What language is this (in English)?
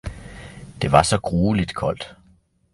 Danish